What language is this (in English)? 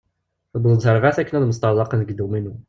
Kabyle